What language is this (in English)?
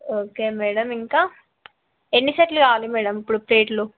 Telugu